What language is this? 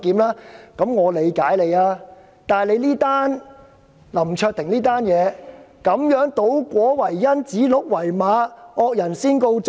Cantonese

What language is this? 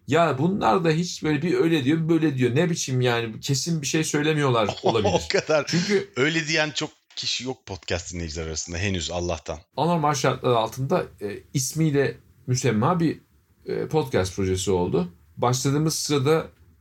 Turkish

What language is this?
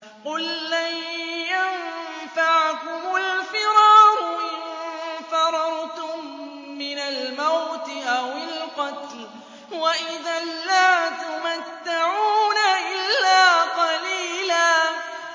Arabic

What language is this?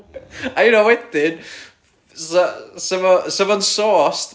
Welsh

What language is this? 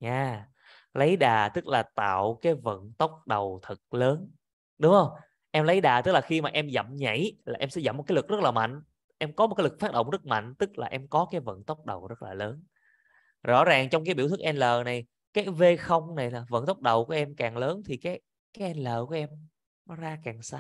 Vietnamese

